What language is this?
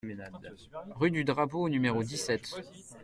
French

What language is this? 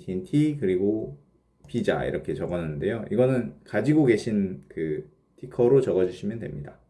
Korean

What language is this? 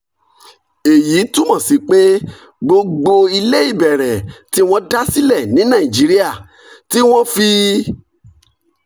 Yoruba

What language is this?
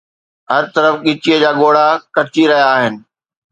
Sindhi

